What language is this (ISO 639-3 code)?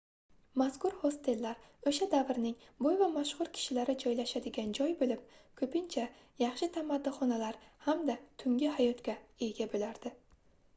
uzb